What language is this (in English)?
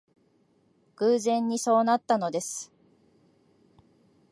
Japanese